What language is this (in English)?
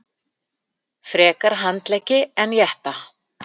Icelandic